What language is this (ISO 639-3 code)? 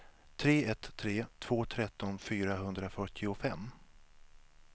swe